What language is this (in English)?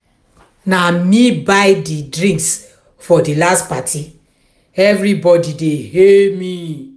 Nigerian Pidgin